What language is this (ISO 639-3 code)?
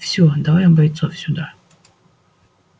rus